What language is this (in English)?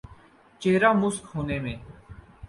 Urdu